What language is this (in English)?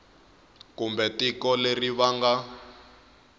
Tsonga